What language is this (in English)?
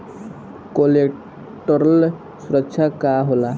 Bhojpuri